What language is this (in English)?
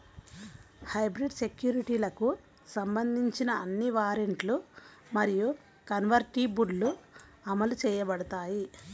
Telugu